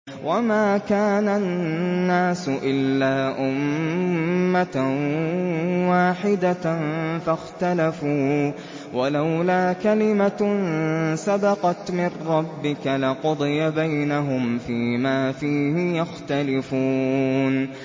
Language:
Arabic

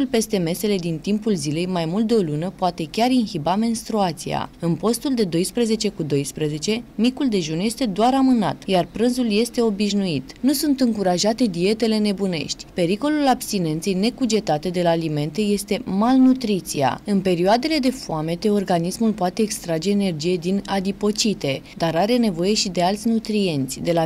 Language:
Romanian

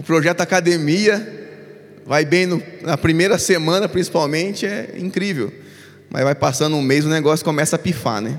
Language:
Portuguese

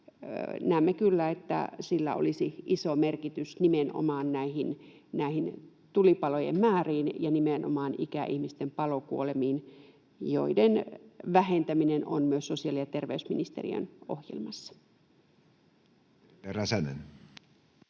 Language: Finnish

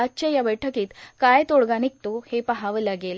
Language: Marathi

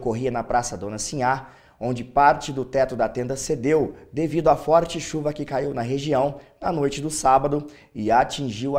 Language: Portuguese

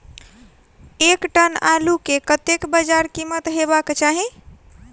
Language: Maithili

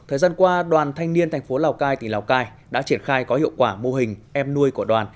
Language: Vietnamese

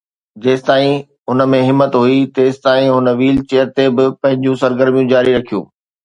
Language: Sindhi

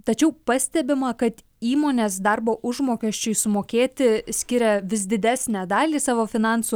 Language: Lithuanian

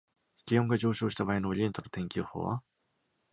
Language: Japanese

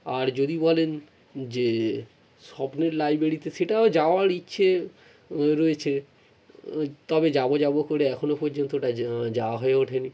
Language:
Bangla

